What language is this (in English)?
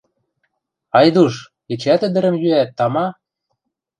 Western Mari